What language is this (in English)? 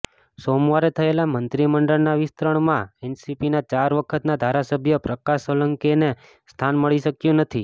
Gujarati